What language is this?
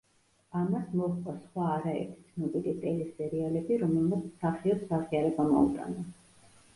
Georgian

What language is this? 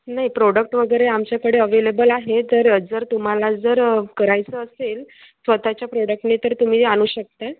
Marathi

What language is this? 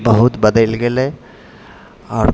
Maithili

